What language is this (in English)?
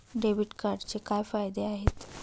Marathi